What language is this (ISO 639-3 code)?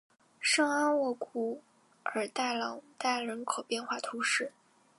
zho